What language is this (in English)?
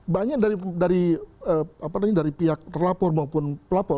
Indonesian